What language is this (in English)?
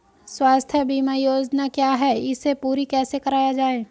Hindi